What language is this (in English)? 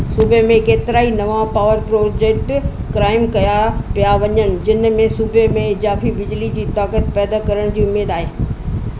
Sindhi